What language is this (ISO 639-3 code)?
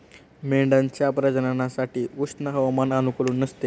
mar